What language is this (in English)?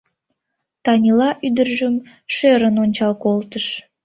Mari